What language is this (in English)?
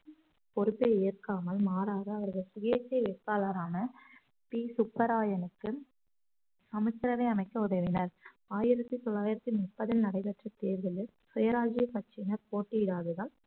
Tamil